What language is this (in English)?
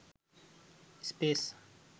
Sinhala